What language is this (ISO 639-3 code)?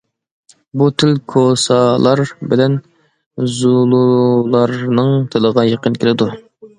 uig